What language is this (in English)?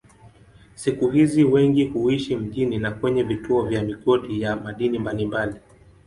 Swahili